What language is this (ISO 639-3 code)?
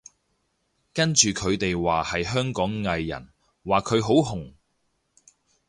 yue